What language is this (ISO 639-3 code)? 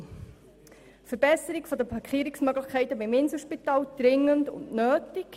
gsw